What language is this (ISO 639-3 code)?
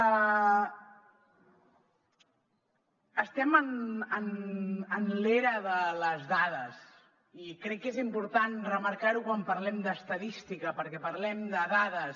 cat